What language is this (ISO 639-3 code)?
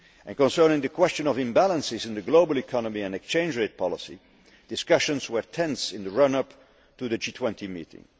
eng